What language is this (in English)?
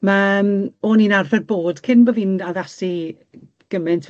Welsh